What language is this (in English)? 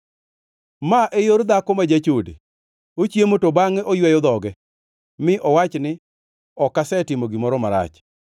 Luo (Kenya and Tanzania)